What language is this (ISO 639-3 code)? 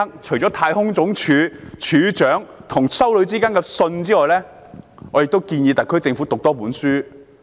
yue